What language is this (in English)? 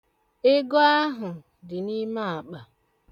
Igbo